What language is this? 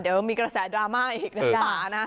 Thai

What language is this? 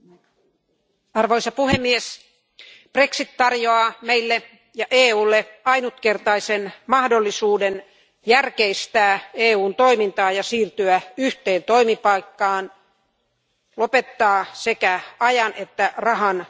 Finnish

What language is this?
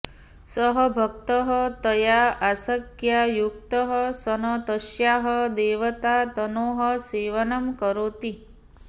Sanskrit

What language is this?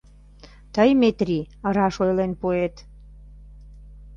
Mari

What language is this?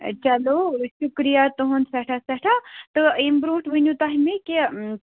Kashmiri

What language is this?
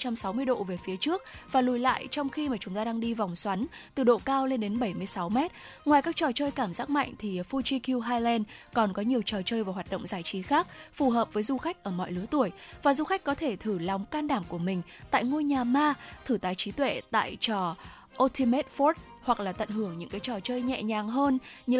Vietnamese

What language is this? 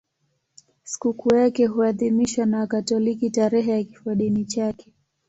Swahili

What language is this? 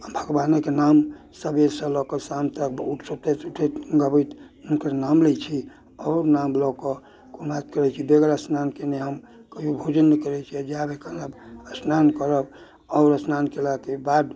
Maithili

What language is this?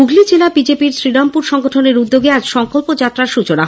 Bangla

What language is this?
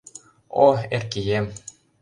Mari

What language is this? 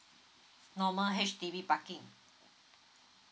English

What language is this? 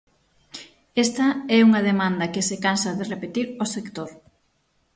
Galician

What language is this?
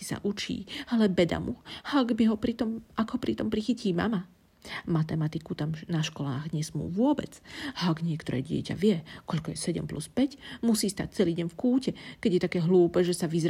Slovak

